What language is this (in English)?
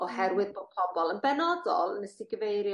Welsh